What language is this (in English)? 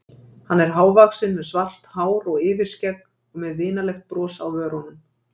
Icelandic